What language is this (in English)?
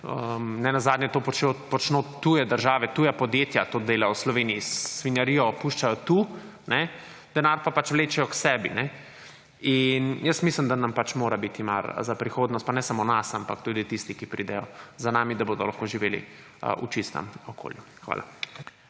Slovenian